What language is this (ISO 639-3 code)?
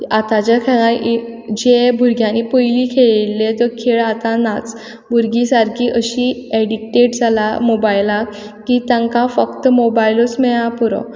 kok